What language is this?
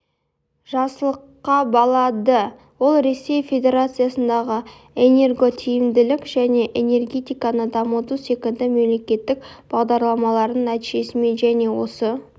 Kazakh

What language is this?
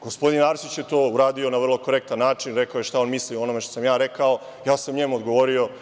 Serbian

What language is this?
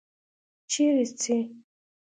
Pashto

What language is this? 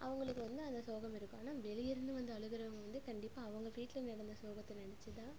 Tamil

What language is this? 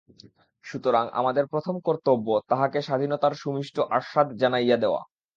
Bangla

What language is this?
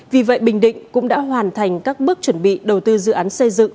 Vietnamese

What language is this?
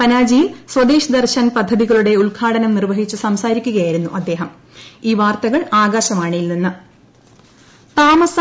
Malayalam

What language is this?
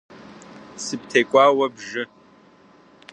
Kabardian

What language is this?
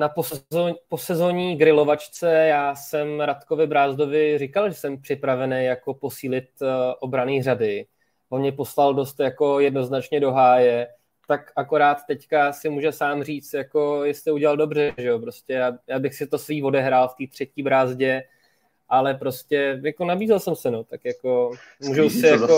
Czech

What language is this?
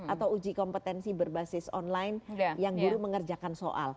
Indonesian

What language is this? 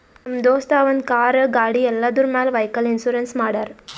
Kannada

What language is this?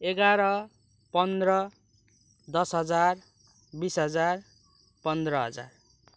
Nepali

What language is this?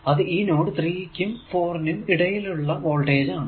Malayalam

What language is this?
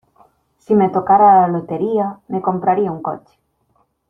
Spanish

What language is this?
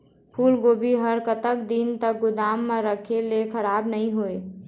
Chhattisgarhi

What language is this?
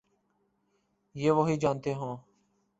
Urdu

